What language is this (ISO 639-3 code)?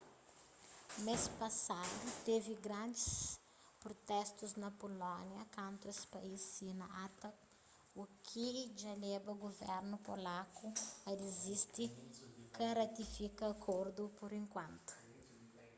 kea